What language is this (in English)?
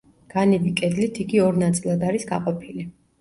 Georgian